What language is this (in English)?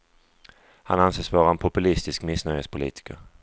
Swedish